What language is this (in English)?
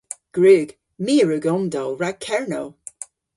Cornish